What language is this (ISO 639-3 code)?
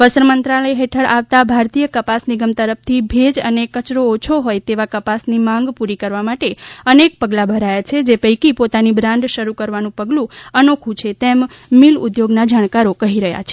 guj